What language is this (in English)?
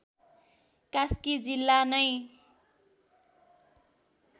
Nepali